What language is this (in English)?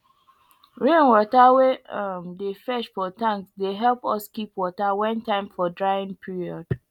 Nigerian Pidgin